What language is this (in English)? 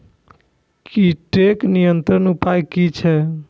Maithili